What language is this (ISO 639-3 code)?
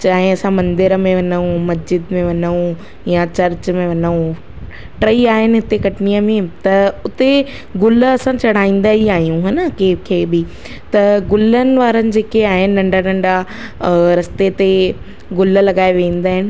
snd